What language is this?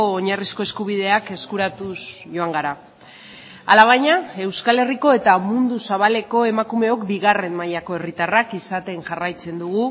Basque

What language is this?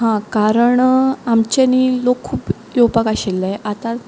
Konkani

